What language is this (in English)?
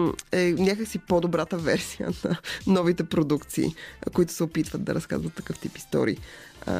Bulgarian